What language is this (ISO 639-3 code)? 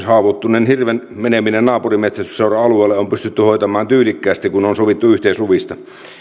fin